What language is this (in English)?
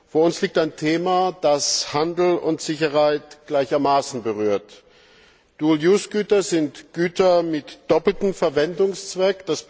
German